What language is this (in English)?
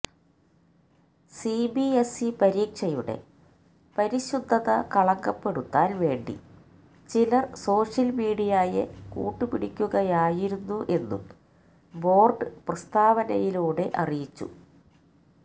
Malayalam